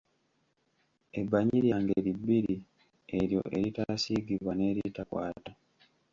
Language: Ganda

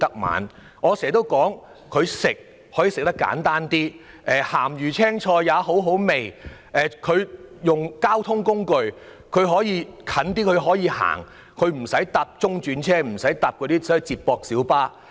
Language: Cantonese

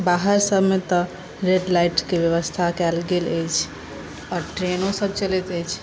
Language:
Maithili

